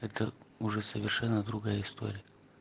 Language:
Russian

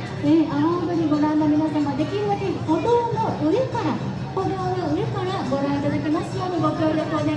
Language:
Japanese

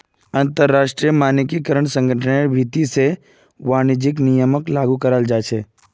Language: Magahi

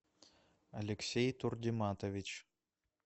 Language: Russian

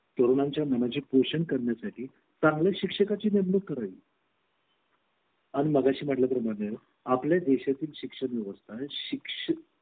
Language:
Marathi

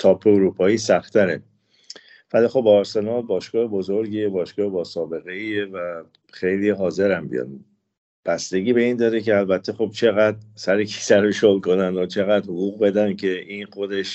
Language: Persian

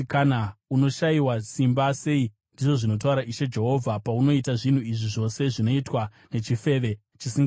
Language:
Shona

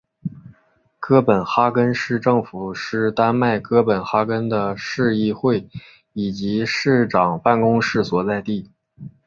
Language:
Chinese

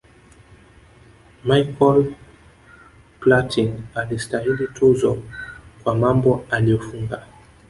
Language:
Swahili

